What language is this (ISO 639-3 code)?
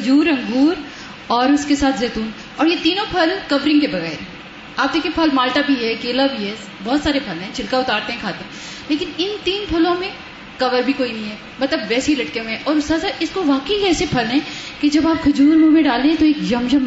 urd